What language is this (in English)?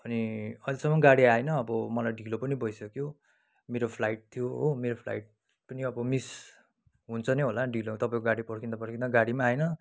Nepali